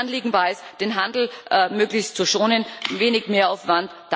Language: German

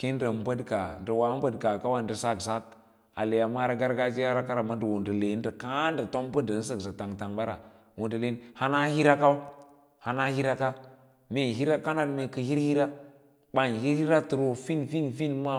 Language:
Lala-Roba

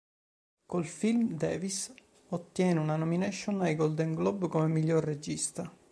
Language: Italian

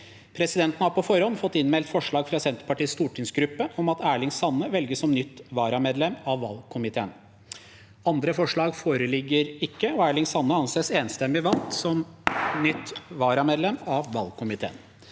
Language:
Norwegian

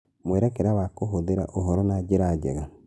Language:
Kikuyu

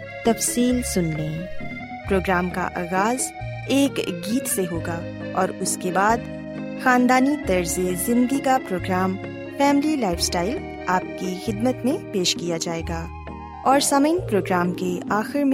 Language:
Urdu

